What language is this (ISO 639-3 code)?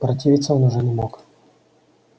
rus